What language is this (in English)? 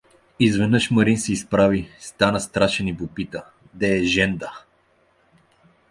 Bulgarian